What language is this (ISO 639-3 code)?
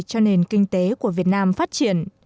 vie